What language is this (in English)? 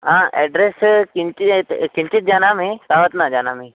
Sanskrit